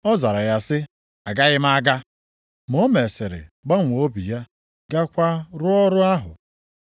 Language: Igbo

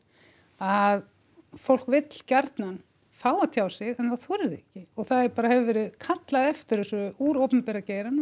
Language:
Icelandic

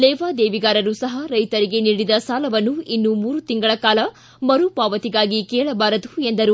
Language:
Kannada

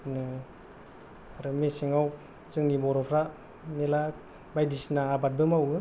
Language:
Bodo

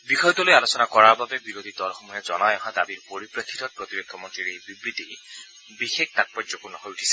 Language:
Assamese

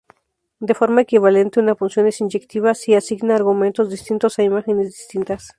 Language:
Spanish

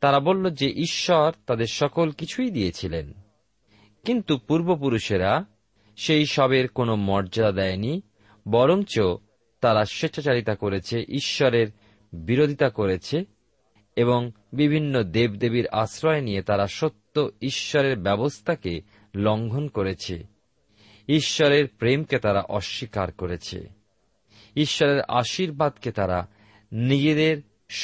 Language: Bangla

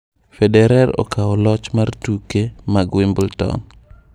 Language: Luo (Kenya and Tanzania)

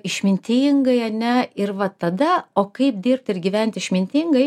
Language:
Lithuanian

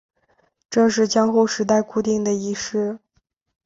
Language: Chinese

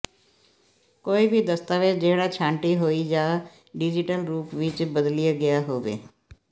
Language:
Punjabi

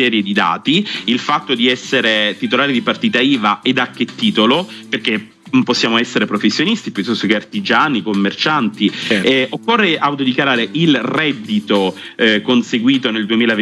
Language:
Italian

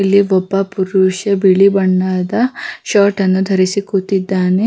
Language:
Kannada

